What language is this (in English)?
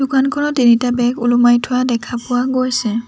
Assamese